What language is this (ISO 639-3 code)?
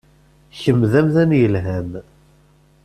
kab